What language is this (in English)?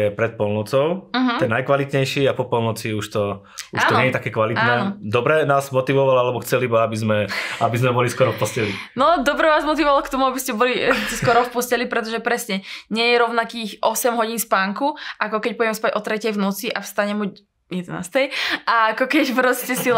Slovak